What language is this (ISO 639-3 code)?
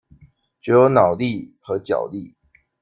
zho